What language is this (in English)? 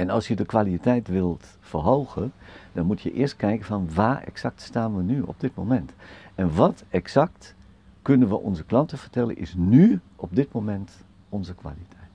Dutch